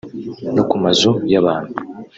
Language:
Kinyarwanda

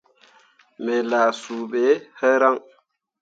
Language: Mundang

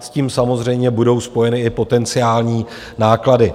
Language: Czech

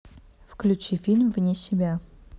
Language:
Russian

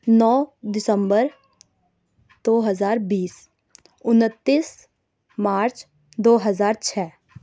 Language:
Urdu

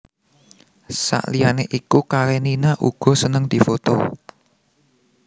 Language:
Javanese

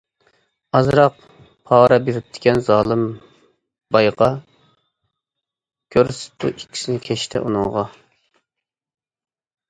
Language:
Uyghur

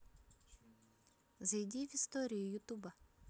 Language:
Russian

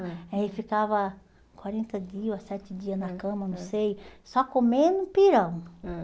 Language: Portuguese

